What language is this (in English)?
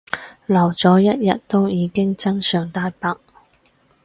Cantonese